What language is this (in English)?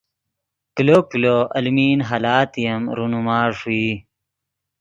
Yidgha